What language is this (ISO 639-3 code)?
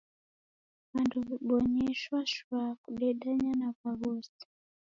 dav